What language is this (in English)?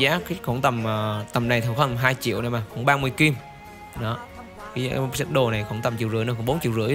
Vietnamese